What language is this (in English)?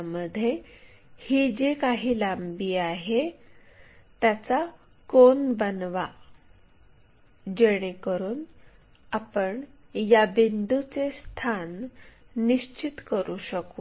Marathi